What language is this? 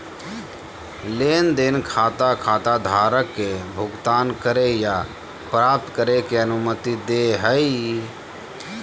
Magahi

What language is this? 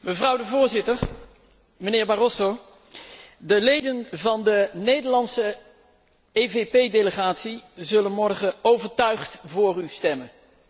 Dutch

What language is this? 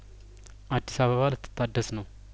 Amharic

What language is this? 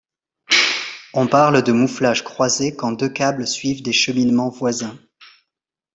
French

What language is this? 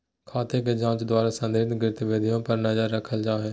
Magahi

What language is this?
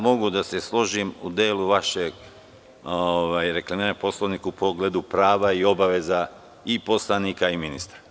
Serbian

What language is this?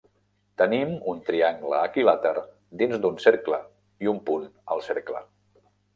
Catalan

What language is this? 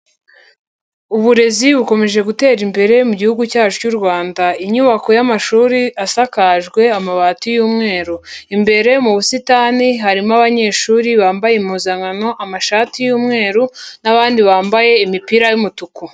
Kinyarwanda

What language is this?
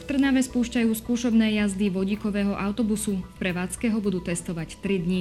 Slovak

